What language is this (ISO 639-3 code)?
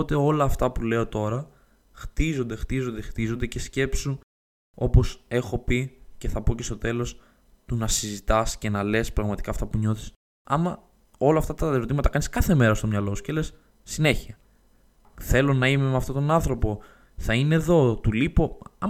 ell